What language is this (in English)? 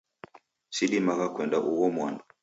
Taita